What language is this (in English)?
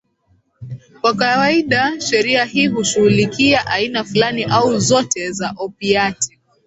Swahili